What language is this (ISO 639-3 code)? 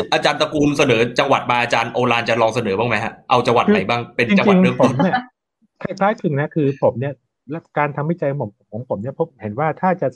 tha